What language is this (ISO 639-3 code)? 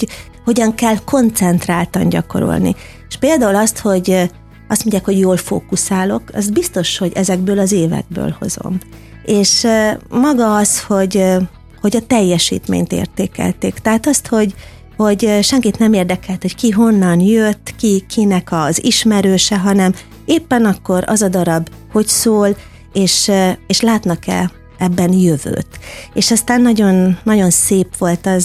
hun